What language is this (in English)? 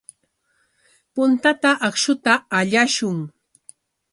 Corongo Ancash Quechua